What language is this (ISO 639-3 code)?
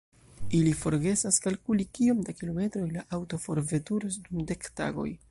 epo